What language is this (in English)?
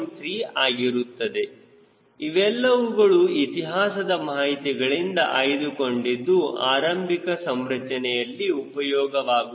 Kannada